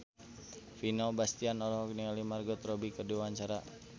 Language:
Sundanese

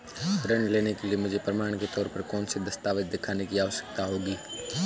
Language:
Hindi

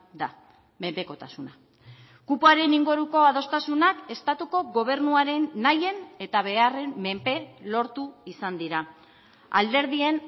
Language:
Basque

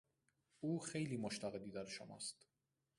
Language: Persian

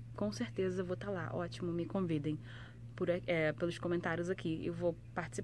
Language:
Portuguese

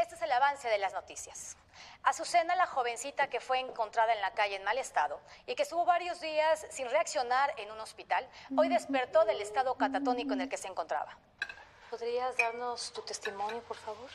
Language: Spanish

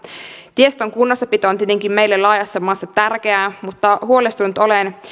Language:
Finnish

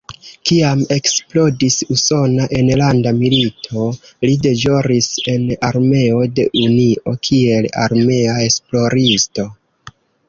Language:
Esperanto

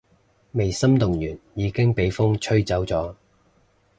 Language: Cantonese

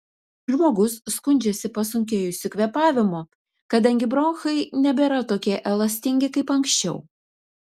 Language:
Lithuanian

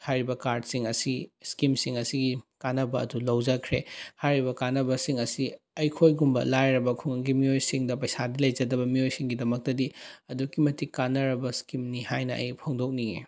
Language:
Manipuri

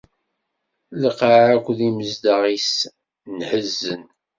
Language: Kabyle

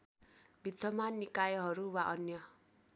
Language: Nepali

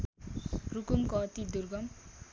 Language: Nepali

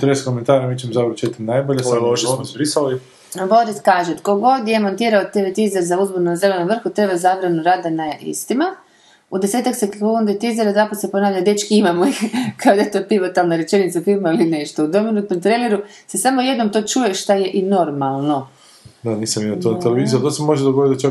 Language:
Croatian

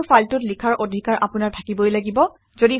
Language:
Assamese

